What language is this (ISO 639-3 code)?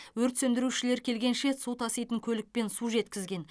kaz